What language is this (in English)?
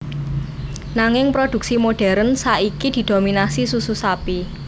Javanese